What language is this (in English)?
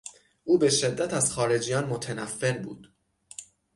Persian